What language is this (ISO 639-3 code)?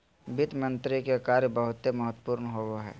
mag